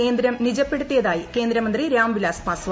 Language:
Malayalam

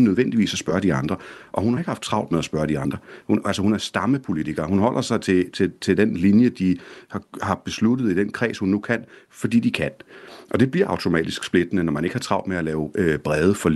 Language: Danish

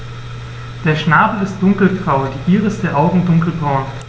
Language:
German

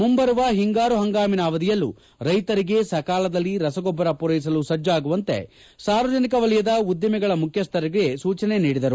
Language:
Kannada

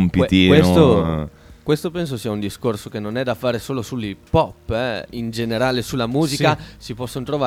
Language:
Italian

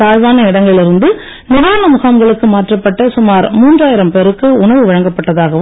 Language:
Tamil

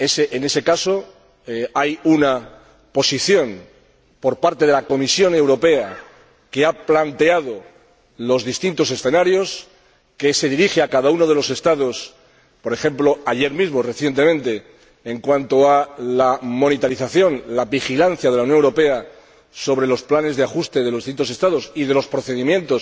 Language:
Spanish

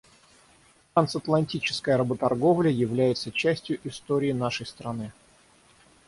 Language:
Russian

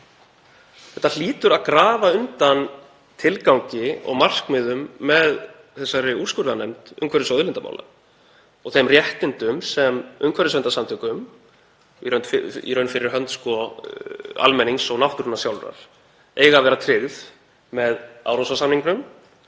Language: Icelandic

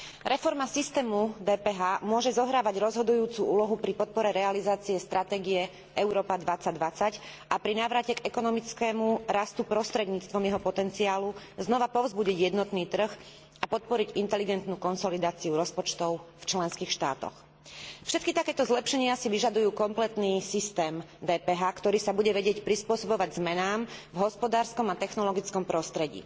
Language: Slovak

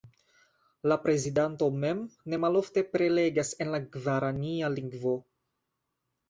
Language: Esperanto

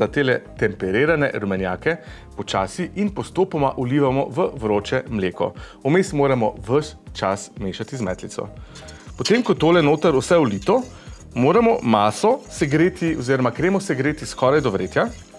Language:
Slovenian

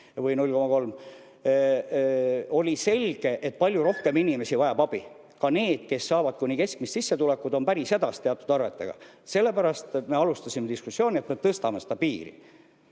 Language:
Estonian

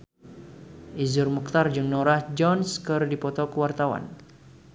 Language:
Sundanese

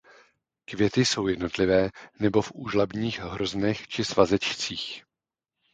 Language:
Czech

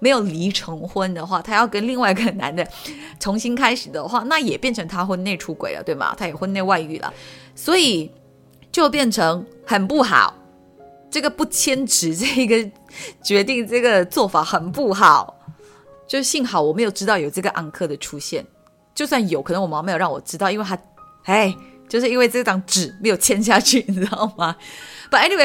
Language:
Chinese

